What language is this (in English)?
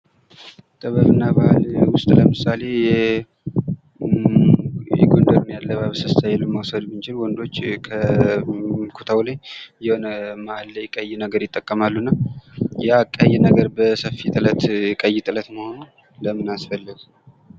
Amharic